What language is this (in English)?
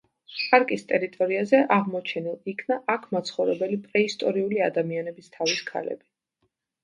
Georgian